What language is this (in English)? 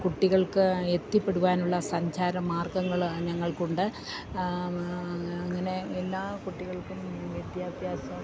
Malayalam